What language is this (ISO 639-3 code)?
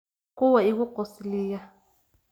som